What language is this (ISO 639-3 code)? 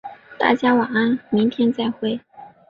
zho